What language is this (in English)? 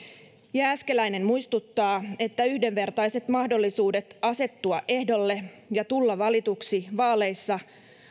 Finnish